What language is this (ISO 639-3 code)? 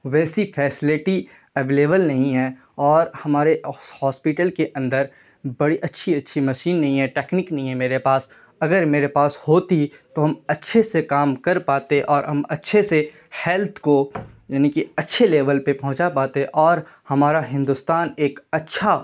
urd